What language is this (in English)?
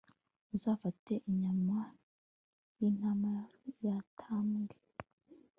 Kinyarwanda